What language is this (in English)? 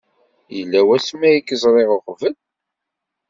Kabyle